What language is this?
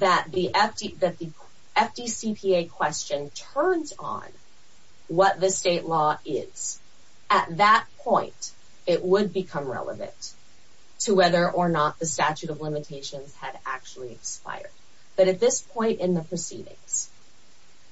English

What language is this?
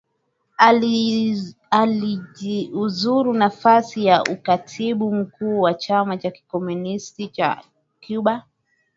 Swahili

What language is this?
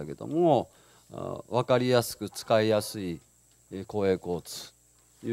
Japanese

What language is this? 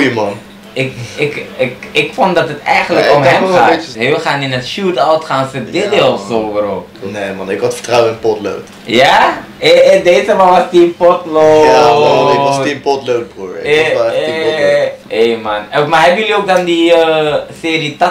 Dutch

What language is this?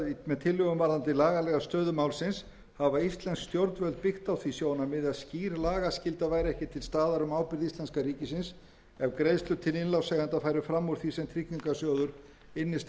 Icelandic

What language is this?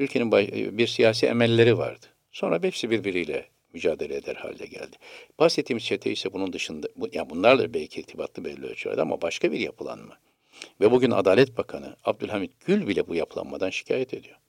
Turkish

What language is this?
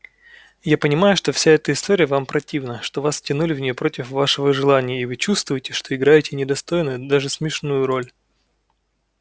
Russian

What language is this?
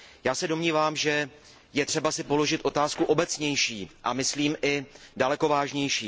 Czech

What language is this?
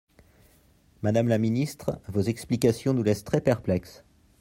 French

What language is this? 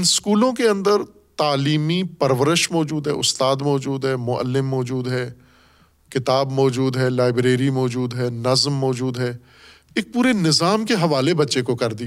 Urdu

